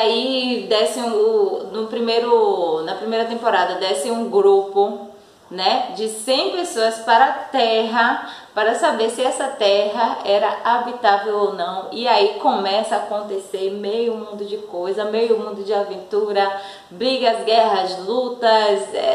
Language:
Portuguese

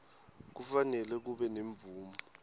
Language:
Swati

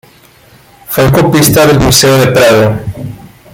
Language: Spanish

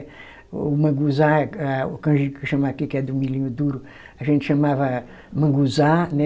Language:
Portuguese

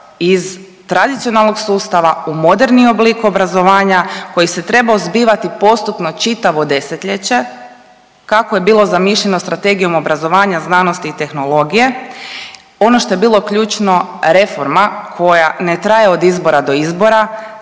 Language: Croatian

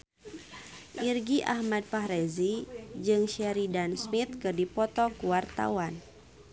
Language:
Sundanese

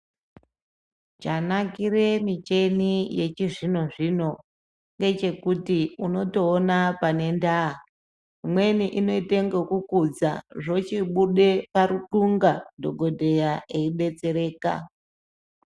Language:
Ndau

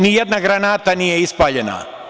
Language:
Serbian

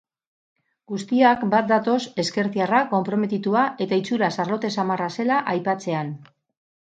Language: Basque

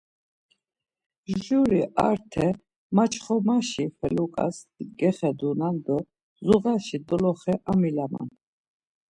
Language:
Laz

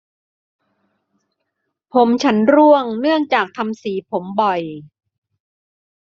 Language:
Thai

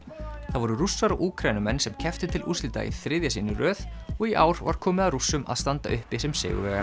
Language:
Icelandic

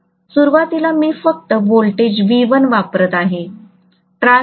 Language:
Marathi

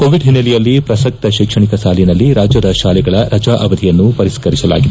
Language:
Kannada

